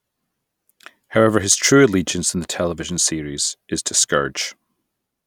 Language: English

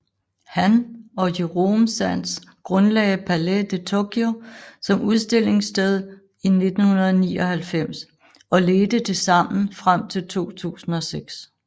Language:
Danish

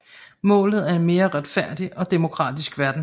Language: Danish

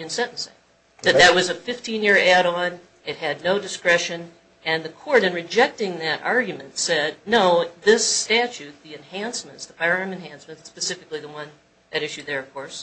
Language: English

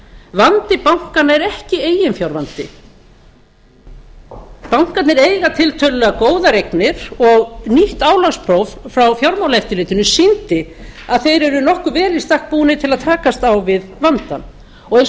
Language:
Icelandic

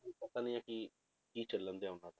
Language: Punjabi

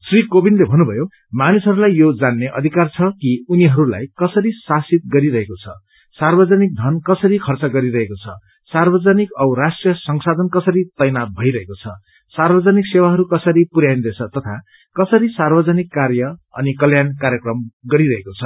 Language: Nepali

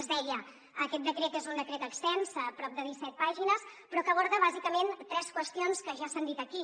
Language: Catalan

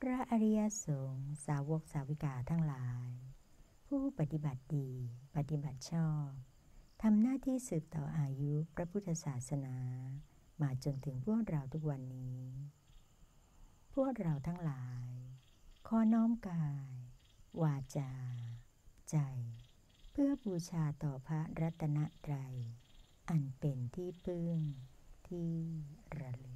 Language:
Thai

